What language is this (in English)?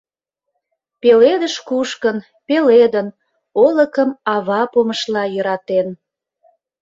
Mari